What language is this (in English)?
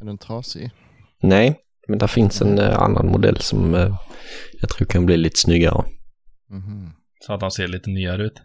Swedish